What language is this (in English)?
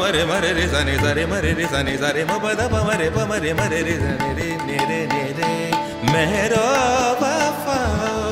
Hindi